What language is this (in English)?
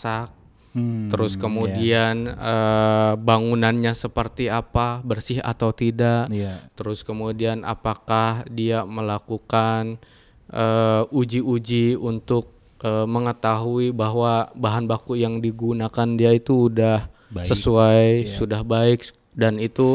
Indonesian